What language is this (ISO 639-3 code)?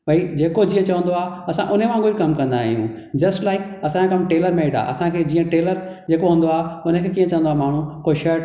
snd